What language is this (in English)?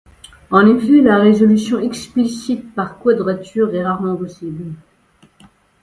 French